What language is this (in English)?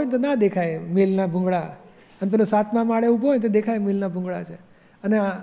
Gujarati